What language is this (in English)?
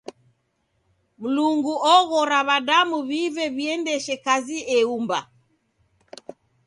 Taita